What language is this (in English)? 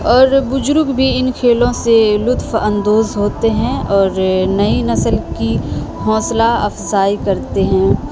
Urdu